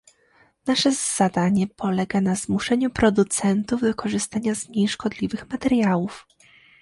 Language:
Polish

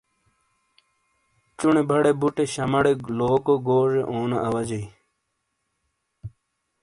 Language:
Shina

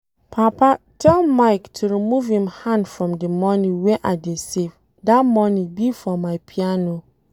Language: Nigerian Pidgin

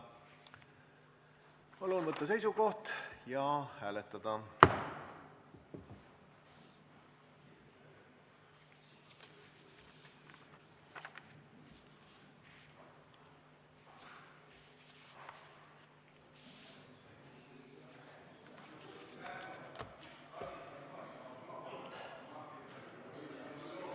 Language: Estonian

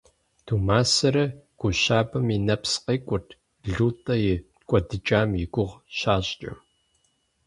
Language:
Kabardian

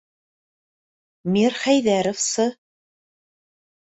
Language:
Bashkir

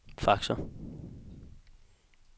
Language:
Danish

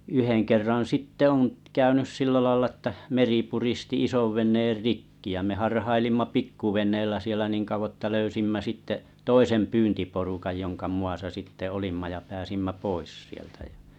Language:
Finnish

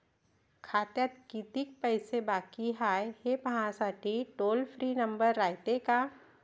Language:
Marathi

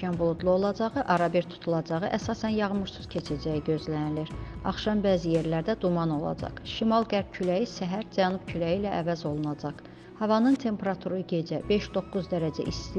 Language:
Turkish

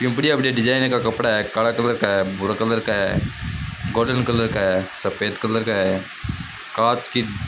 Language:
Rajasthani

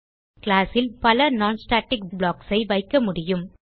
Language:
Tamil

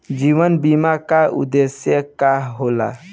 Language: Bhojpuri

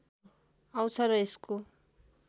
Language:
Nepali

